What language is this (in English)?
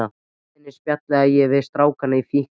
Icelandic